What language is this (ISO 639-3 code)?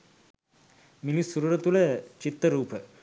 sin